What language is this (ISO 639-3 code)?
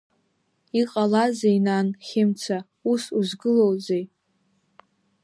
abk